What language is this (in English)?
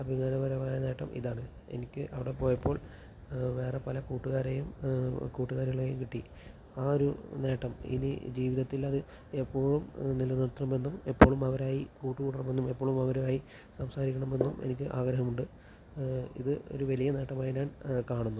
Malayalam